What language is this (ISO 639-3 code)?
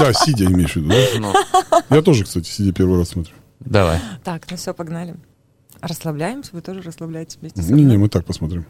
rus